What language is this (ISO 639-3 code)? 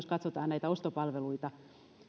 fin